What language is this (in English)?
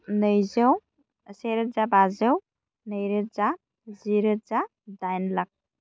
Bodo